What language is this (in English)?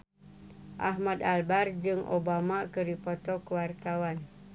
Sundanese